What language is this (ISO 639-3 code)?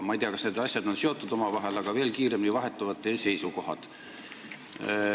est